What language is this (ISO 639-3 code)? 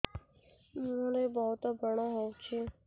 ori